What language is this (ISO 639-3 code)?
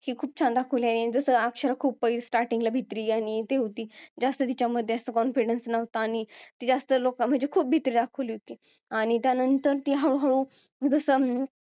mar